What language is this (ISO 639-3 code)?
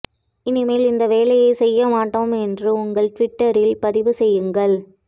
tam